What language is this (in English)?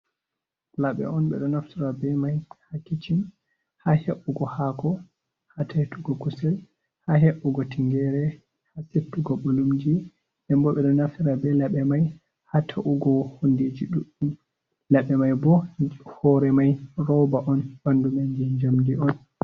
Fula